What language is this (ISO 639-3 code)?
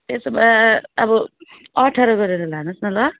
nep